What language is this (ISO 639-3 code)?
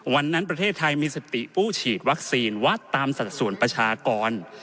tha